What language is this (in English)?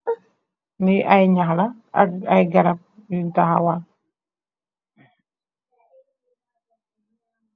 Wolof